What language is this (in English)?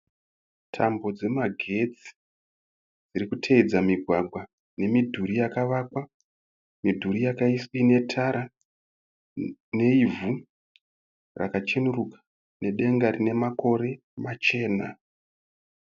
Shona